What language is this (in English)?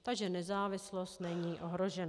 Czech